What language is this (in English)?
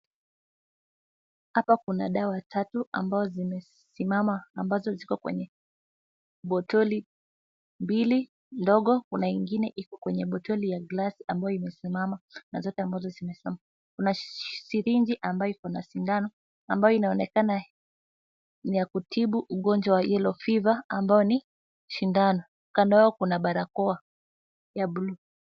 Swahili